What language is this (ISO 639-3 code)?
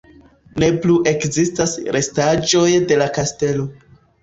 epo